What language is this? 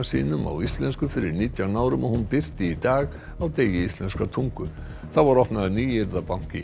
Icelandic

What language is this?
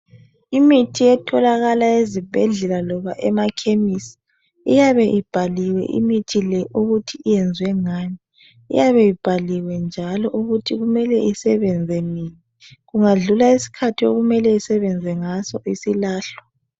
North Ndebele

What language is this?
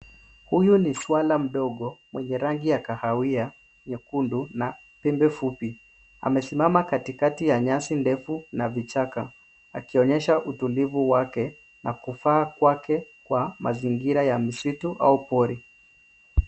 Swahili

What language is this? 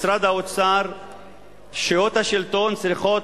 Hebrew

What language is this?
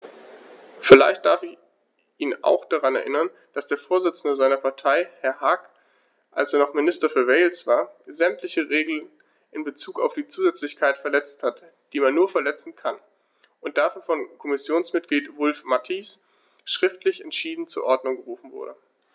German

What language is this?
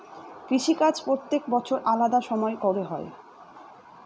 Bangla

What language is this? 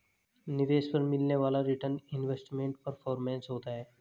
Hindi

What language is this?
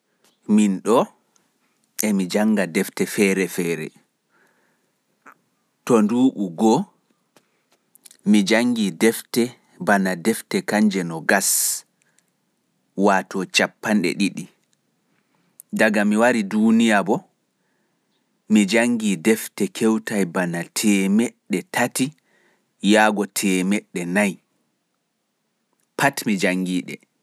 Pular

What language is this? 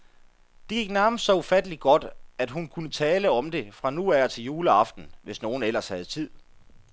Danish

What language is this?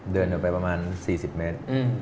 Thai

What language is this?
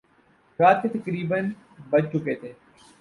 Urdu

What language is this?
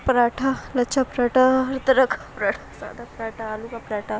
Urdu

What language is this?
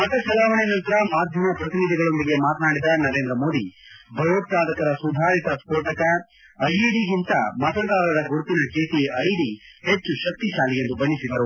Kannada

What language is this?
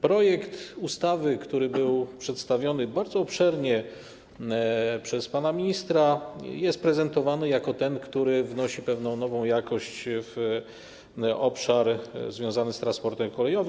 Polish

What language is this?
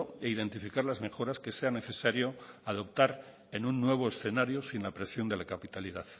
Spanish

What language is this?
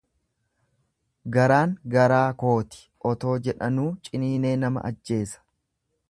Oromo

